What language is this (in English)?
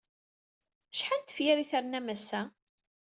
Kabyle